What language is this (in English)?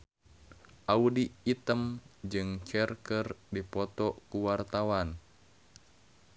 Sundanese